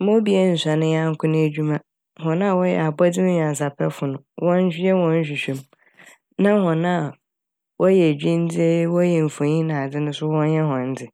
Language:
Akan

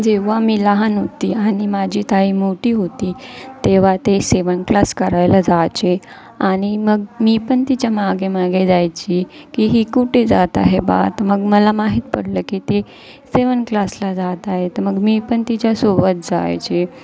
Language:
Marathi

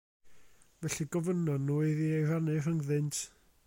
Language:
Welsh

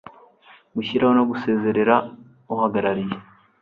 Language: Kinyarwanda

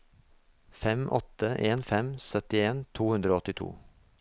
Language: Norwegian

